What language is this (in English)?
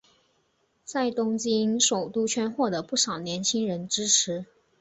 Chinese